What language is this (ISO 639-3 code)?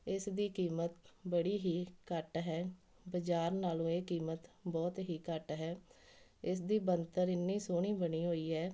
pan